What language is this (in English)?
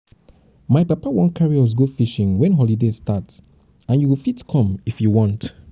Nigerian Pidgin